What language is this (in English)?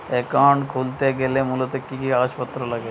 Bangla